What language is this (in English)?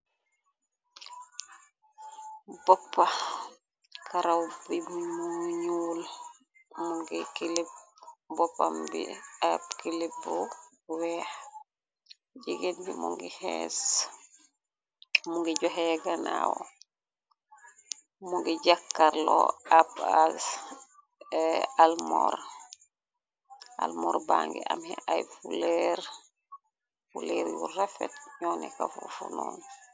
Wolof